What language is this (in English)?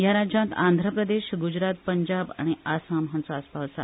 Konkani